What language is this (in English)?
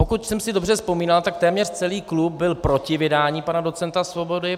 Czech